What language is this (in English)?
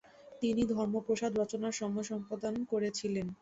Bangla